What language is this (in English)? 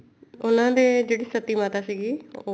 Punjabi